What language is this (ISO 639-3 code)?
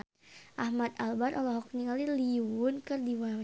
sun